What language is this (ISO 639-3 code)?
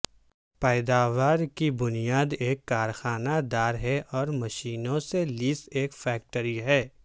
urd